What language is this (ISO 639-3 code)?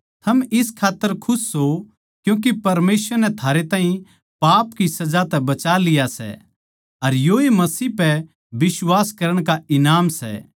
bgc